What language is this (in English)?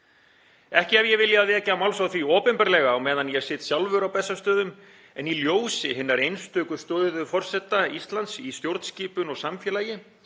Icelandic